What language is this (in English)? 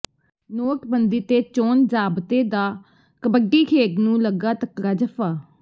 Punjabi